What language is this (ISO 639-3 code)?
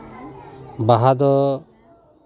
sat